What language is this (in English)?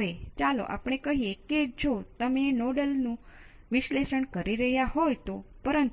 Gujarati